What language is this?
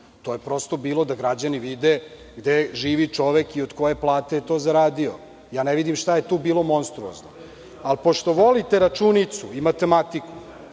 Serbian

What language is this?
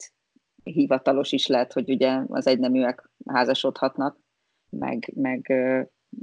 Hungarian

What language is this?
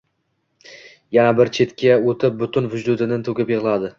Uzbek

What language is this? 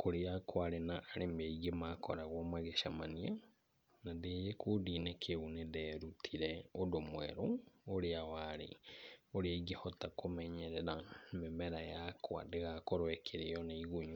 Kikuyu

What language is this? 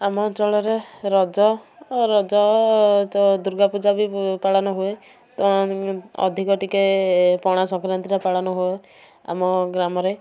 Odia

